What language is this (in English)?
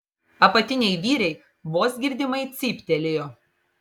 Lithuanian